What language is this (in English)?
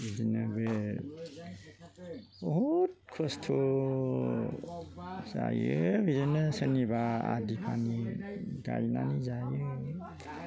Bodo